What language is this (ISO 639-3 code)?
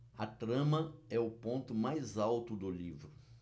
por